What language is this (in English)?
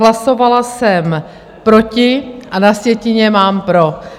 Czech